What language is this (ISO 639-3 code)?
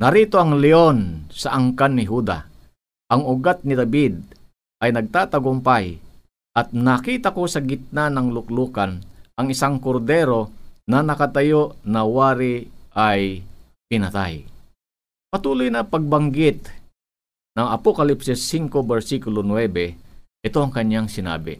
fil